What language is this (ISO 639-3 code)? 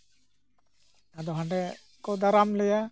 sat